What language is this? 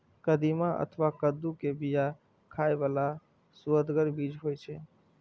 Maithili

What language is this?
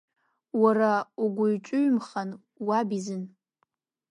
Abkhazian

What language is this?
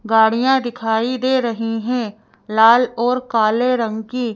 Hindi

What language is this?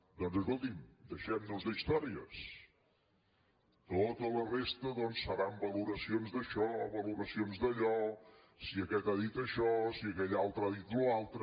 Catalan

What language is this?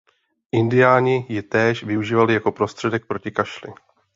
Czech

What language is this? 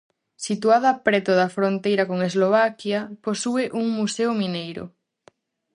Galician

